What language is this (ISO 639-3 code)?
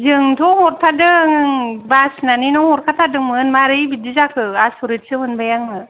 brx